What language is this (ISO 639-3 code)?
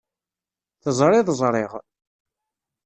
kab